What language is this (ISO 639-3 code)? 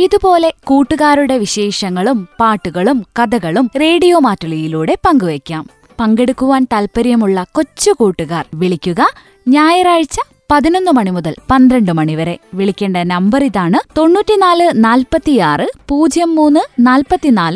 mal